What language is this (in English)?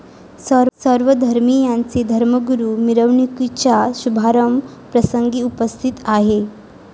Marathi